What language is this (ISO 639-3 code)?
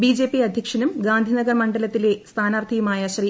mal